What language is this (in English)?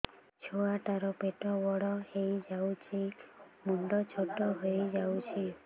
Odia